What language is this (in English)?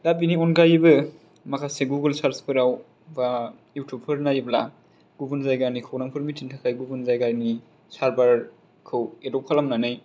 Bodo